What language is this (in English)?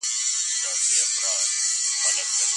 Pashto